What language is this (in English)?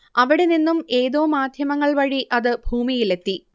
Malayalam